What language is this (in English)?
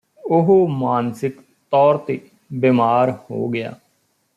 Punjabi